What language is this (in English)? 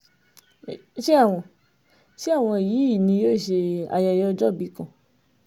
Yoruba